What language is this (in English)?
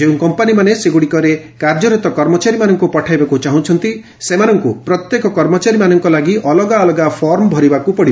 Odia